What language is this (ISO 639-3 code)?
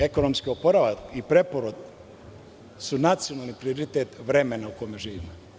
srp